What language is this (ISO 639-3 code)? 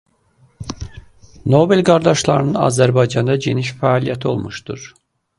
aze